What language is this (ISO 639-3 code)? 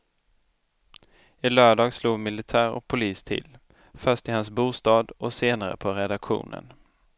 swe